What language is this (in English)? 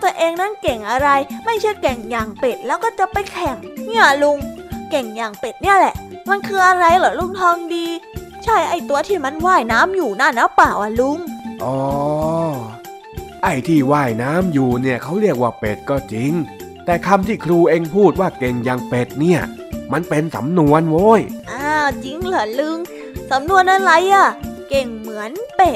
Thai